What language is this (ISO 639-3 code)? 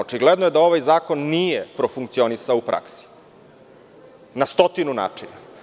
srp